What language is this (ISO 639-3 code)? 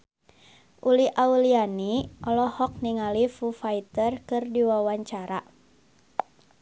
sun